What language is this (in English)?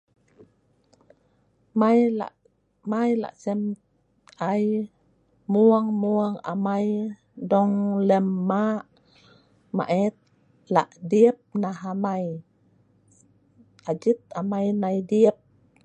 Sa'ban